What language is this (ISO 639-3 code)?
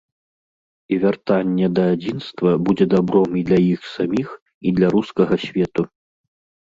bel